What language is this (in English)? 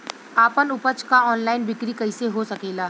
Bhojpuri